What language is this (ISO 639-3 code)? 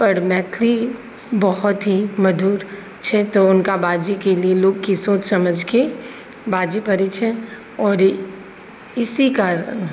mai